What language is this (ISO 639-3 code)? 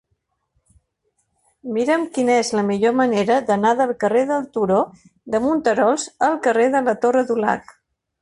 cat